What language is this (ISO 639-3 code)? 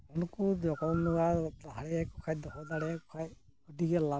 sat